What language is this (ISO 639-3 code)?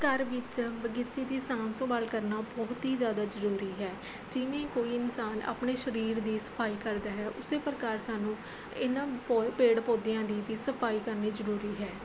pan